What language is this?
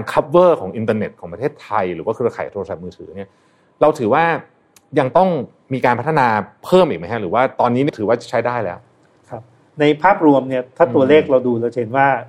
Thai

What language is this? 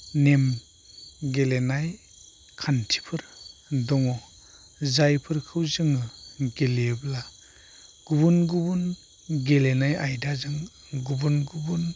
Bodo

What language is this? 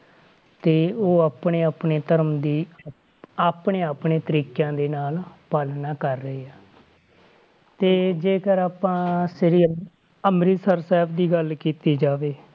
Punjabi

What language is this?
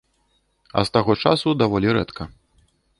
Belarusian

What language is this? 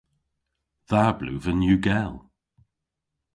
Cornish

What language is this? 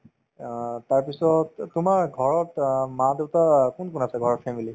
Assamese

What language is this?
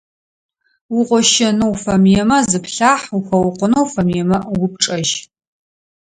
Adyghe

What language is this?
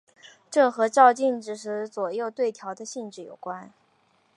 Chinese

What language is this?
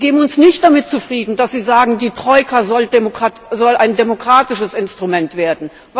German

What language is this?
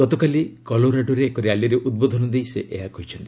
Odia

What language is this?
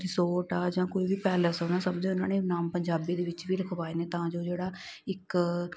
Punjabi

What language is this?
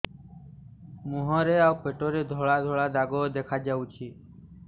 Odia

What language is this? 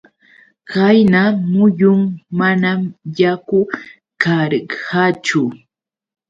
Yauyos Quechua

